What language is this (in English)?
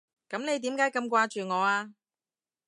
Cantonese